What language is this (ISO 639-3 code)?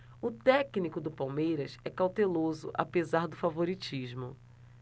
por